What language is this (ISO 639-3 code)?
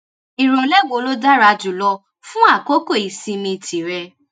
yor